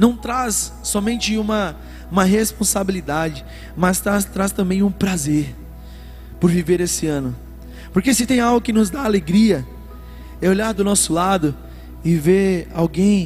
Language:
Portuguese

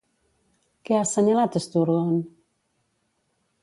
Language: Catalan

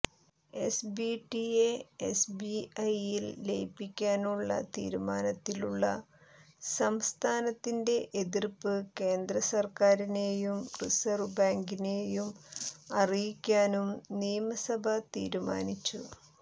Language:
Malayalam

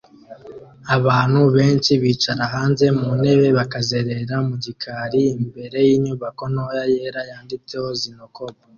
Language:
Kinyarwanda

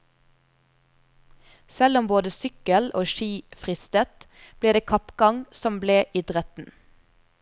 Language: Norwegian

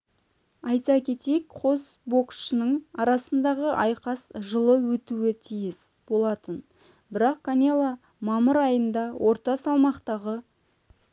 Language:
Kazakh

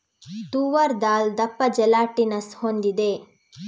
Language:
Kannada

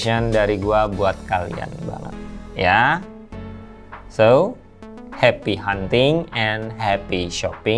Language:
Indonesian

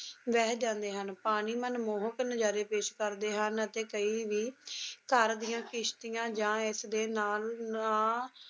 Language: Punjabi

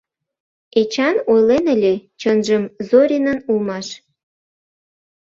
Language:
Mari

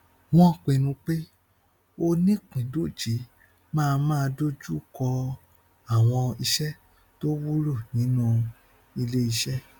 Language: Yoruba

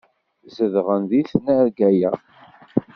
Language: Kabyle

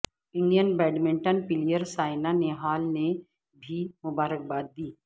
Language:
Urdu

